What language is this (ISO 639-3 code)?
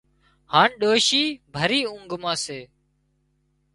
kxp